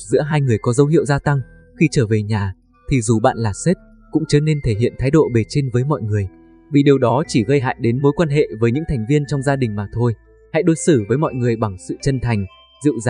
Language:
Vietnamese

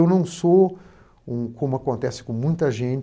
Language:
Portuguese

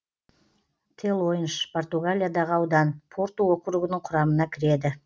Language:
Kazakh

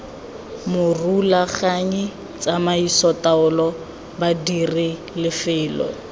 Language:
Tswana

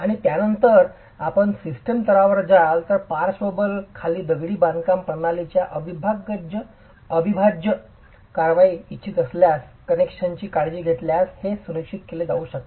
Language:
Marathi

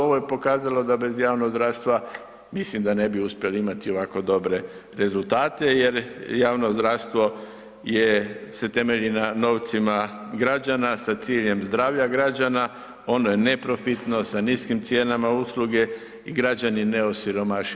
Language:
Croatian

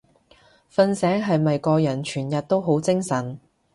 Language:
Cantonese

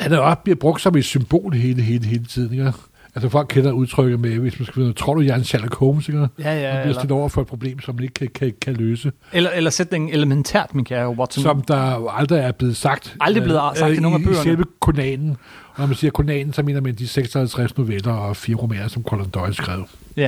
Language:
Danish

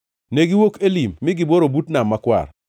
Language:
Luo (Kenya and Tanzania)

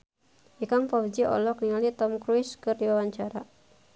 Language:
Sundanese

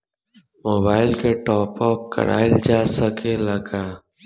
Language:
Bhojpuri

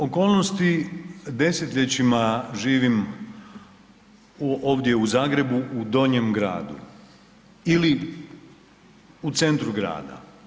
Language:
Croatian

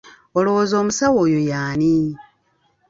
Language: Ganda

